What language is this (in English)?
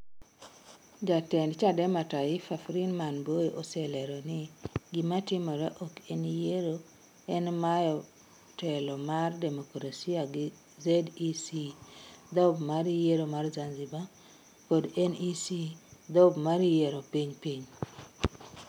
Luo (Kenya and Tanzania)